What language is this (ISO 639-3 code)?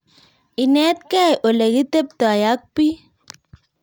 kln